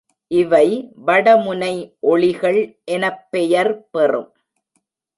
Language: Tamil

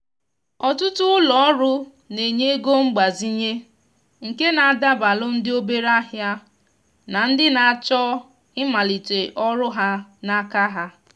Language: Igbo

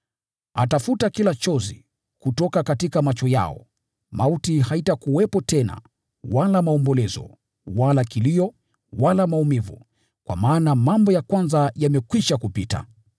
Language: Swahili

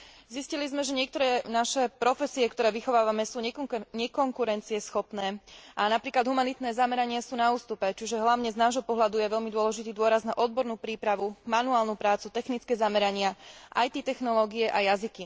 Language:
Slovak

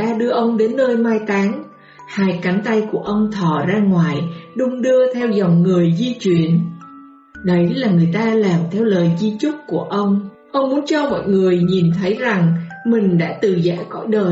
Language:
Vietnamese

